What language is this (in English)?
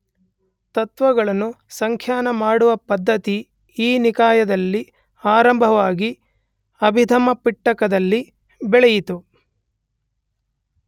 Kannada